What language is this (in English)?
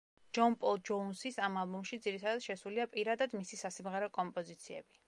Georgian